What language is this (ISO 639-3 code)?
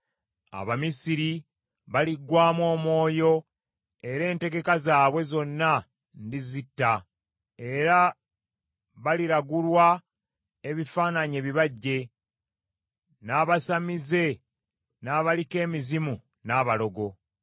lug